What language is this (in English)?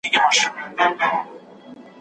Pashto